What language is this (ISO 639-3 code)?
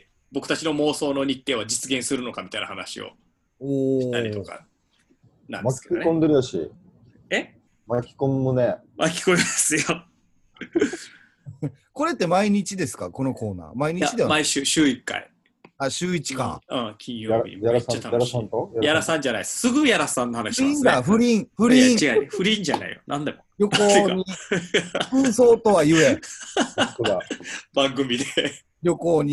jpn